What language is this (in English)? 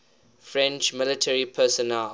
English